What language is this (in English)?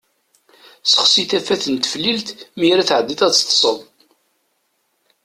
Kabyle